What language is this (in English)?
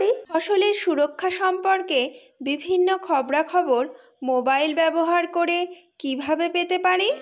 Bangla